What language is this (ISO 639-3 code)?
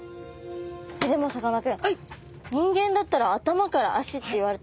jpn